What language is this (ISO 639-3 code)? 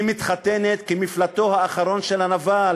heb